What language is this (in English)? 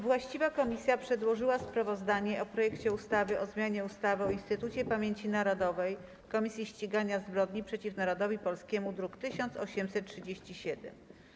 Polish